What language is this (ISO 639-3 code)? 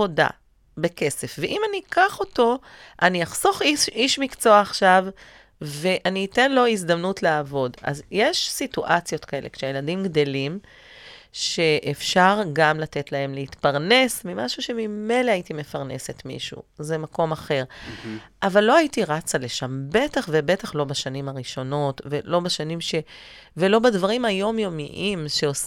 heb